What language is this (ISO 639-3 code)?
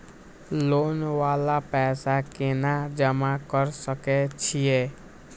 mai